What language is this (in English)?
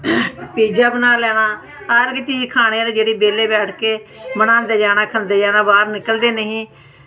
Dogri